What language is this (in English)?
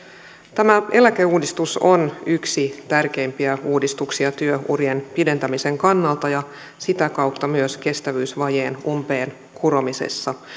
Finnish